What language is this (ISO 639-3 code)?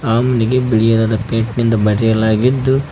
kan